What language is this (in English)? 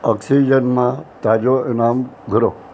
Sindhi